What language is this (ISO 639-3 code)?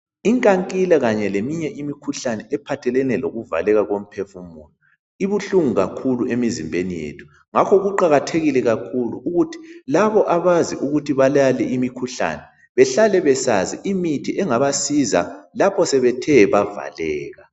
nde